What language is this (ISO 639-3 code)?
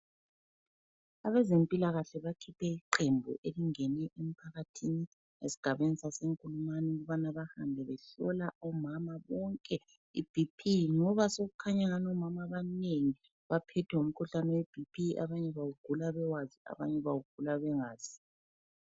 nde